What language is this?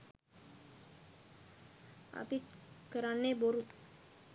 Sinhala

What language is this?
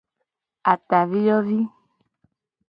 Gen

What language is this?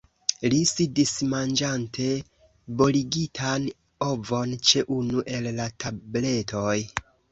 Esperanto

